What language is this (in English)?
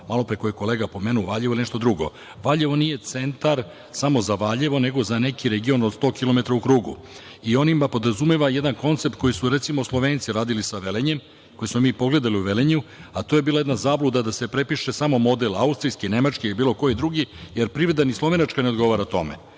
Serbian